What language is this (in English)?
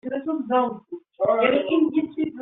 Kabyle